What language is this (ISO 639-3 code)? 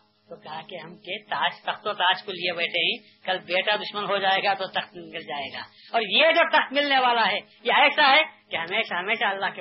urd